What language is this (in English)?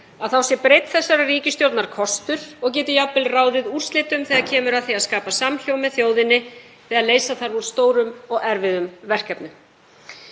Icelandic